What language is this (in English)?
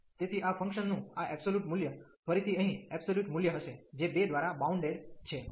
Gujarati